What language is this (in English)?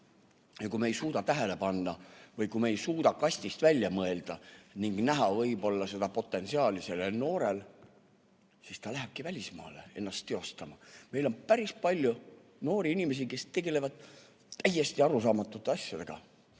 Estonian